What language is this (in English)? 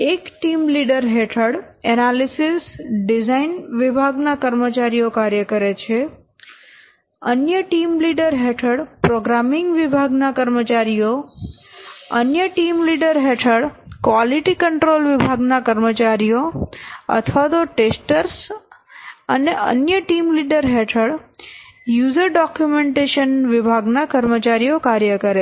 Gujarati